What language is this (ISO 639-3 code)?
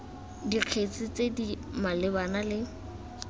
tsn